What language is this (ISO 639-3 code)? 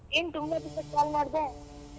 kan